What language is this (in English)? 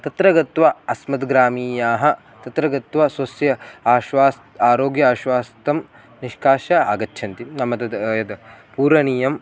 Sanskrit